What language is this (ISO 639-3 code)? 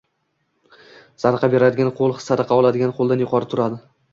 uzb